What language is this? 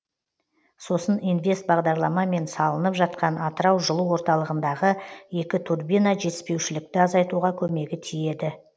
Kazakh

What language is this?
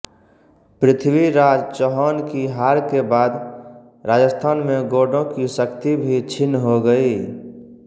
Hindi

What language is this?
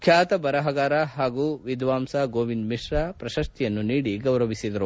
Kannada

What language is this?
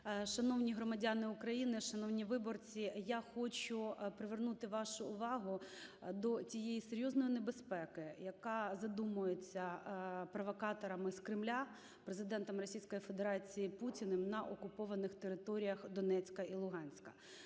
Ukrainian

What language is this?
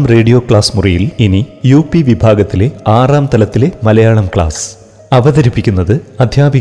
Malayalam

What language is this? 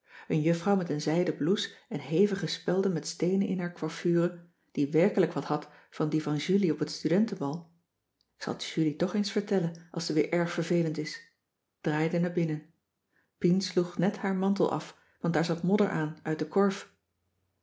Dutch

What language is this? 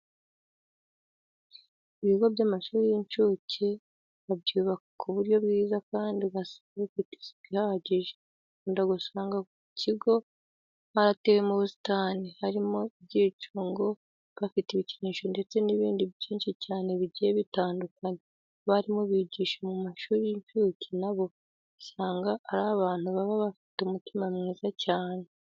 Kinyarwanda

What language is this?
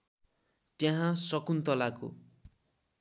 Nepali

